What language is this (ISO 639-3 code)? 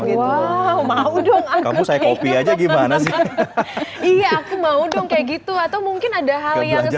ind